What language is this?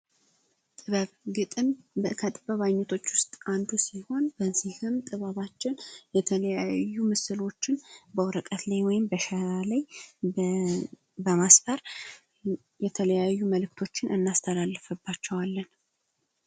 Amharic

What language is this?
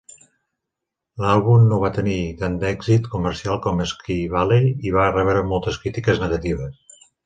Catalan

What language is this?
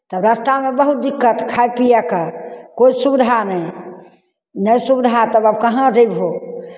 Maithili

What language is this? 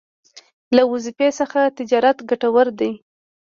Pashto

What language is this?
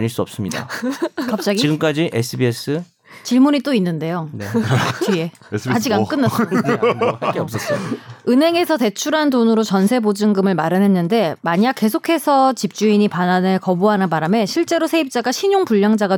Korean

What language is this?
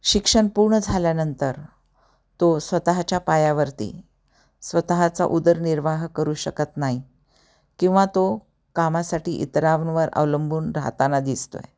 Marathi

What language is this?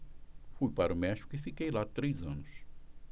Portuguese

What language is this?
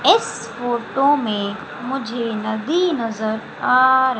Hindi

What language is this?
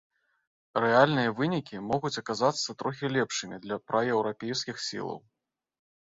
Belarusian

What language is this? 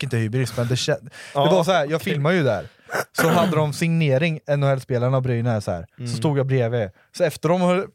Swedish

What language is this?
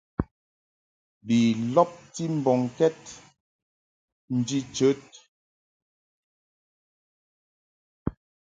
Mungaka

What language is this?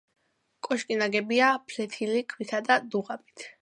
Georgian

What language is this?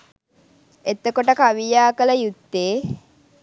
Sinhala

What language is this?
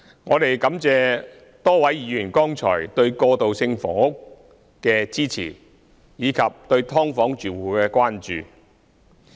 Cantonese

